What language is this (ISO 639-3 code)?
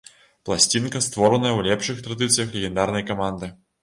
bel